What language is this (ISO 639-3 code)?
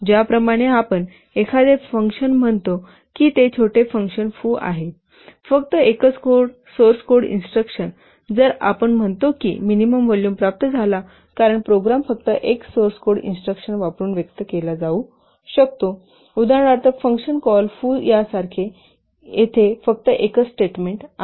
mar